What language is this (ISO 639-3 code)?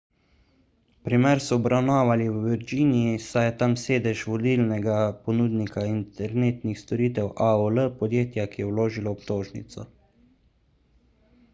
slv